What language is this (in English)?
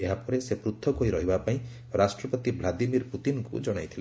Odia